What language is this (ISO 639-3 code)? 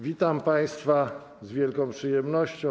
pol